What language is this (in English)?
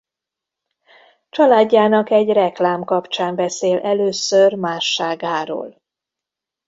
Hungarian